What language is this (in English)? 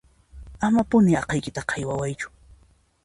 Puno Quechua